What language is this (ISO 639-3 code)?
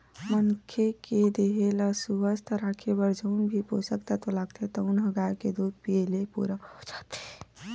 hne